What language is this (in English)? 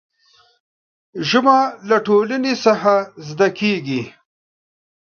Pashto